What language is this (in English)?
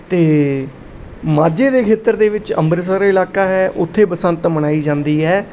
Punjabi